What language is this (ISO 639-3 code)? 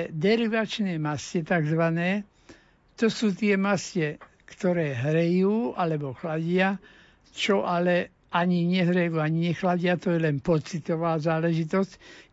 slk